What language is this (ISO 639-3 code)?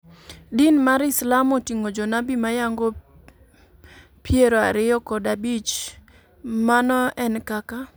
luo